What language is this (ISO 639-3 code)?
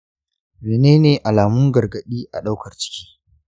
hau